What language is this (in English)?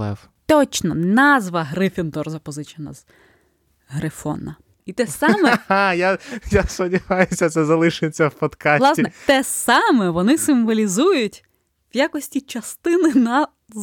Ukrainian